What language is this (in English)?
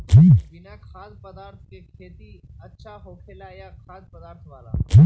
Magahi